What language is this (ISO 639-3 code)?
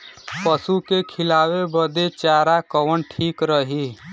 bho